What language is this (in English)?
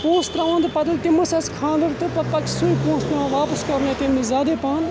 Kashmiri